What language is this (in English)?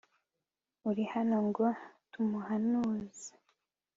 Kinyarwanda